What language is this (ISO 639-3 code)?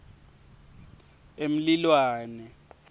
ssw